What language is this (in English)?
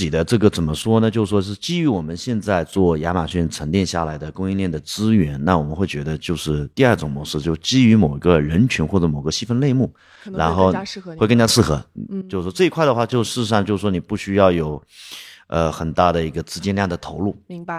Chinese